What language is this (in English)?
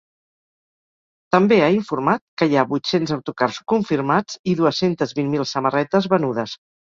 Catalan